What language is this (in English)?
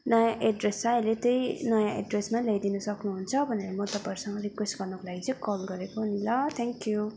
Nepali